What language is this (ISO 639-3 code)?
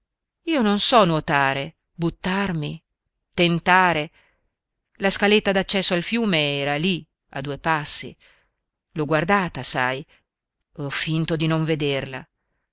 ita